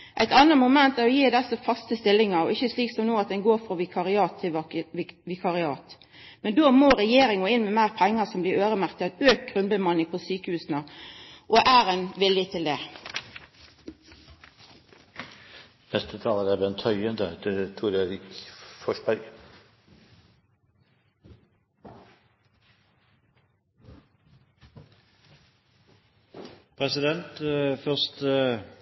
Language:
Norwegian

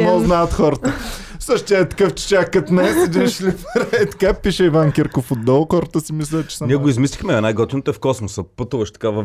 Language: Bulgarian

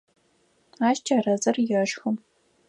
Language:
Adyghe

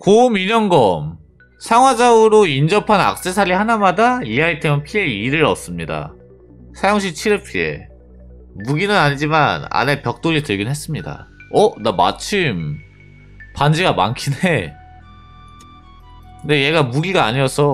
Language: Korean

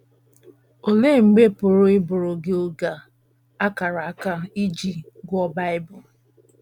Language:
Igbo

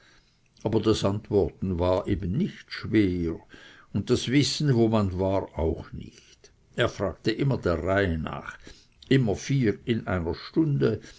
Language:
German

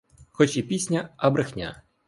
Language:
Ukrainian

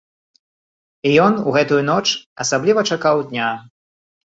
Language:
Belarusian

